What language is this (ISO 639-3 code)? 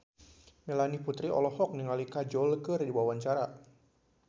sun